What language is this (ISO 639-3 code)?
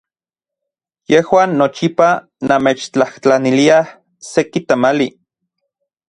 ncx